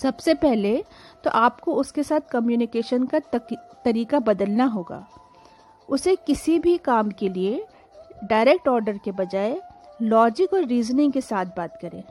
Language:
Hindi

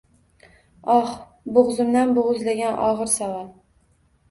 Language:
Uzbek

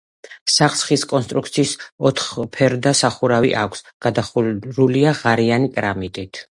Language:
Georgian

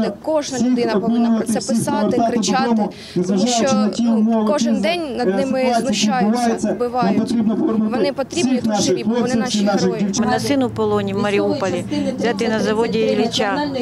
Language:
Ukrainian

